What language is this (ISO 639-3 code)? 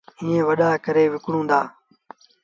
sbn